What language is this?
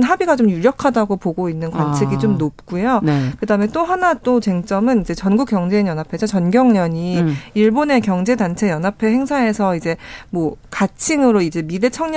Korean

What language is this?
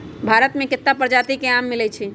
Magahi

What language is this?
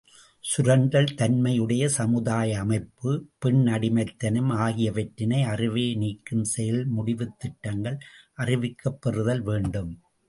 Tamil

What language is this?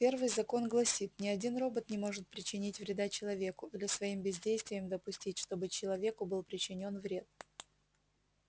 Russian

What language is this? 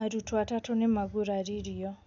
Kikuyu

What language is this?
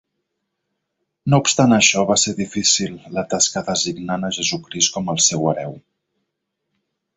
Catalan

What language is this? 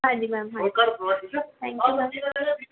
Punjabi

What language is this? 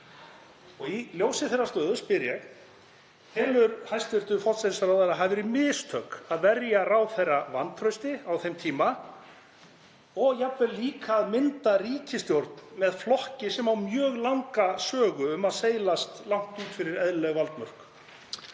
Icelandic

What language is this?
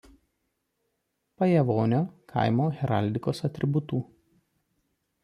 Lithuanian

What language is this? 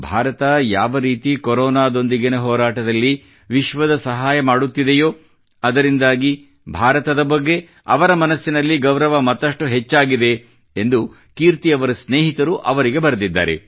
Kannada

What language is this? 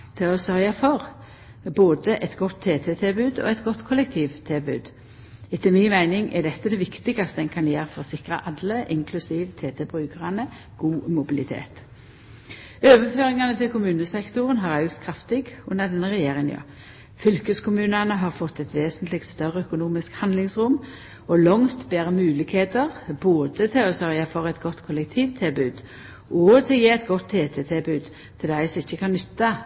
Norwegian Nynorsk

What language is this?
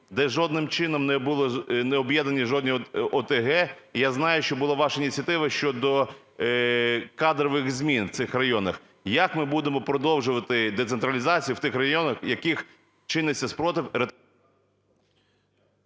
Ukrainian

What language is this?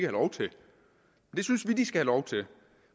Danish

